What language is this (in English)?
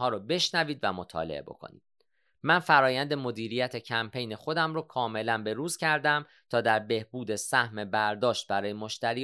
Persian